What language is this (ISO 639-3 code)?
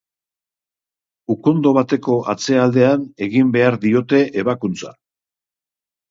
eus